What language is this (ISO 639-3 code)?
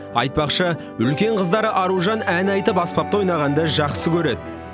kaz